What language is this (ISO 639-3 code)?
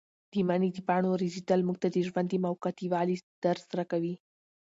pus